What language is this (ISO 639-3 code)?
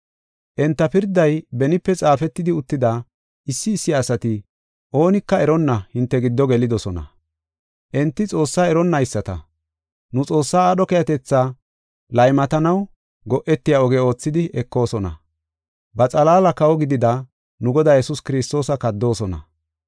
gof